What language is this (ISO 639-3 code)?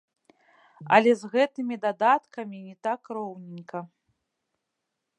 bel